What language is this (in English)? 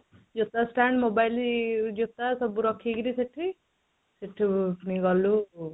Odia